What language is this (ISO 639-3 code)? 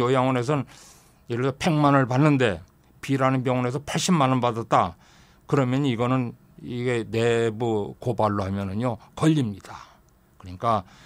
kor